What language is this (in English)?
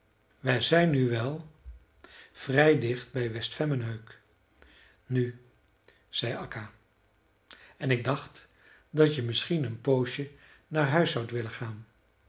Dutch